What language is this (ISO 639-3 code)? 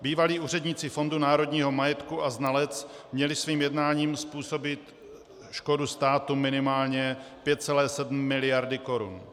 ces